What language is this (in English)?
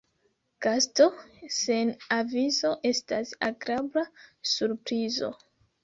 Esperanto